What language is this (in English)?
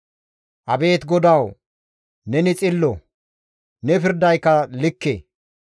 Gamo